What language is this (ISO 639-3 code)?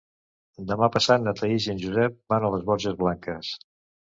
cat